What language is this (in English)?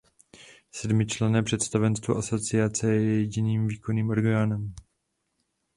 Czech